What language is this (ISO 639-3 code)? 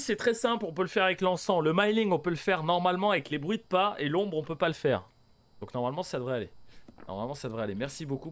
fra